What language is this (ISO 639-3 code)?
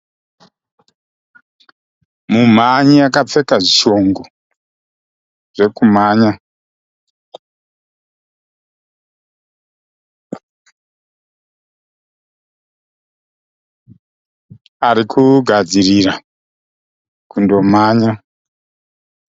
sna